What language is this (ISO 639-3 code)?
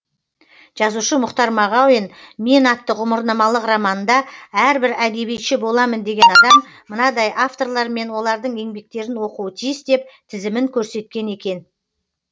kaz